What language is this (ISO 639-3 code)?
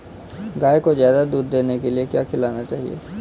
hin